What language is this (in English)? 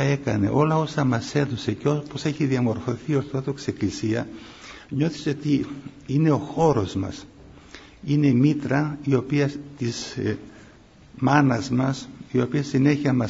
Greek